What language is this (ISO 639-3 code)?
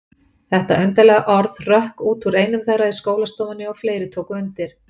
isl